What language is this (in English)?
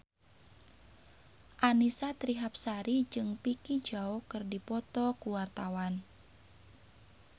Sundanese